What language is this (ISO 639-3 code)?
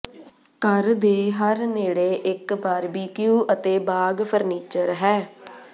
pan